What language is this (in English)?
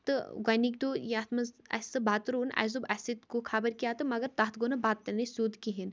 Kashmiri